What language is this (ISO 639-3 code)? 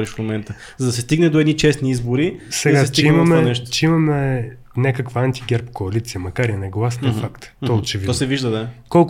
bul